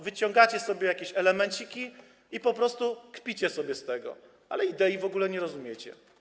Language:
Polish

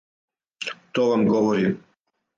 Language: Serbian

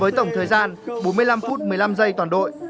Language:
Vietnamese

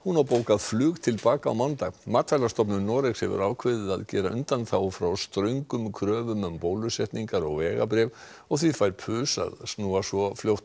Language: Icelandic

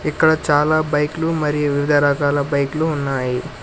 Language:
Telugu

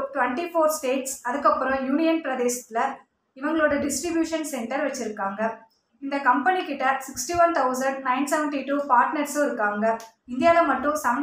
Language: Tamil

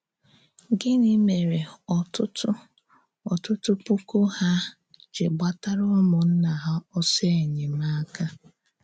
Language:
Igbo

